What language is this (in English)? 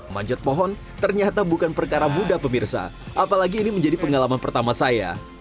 Indonesian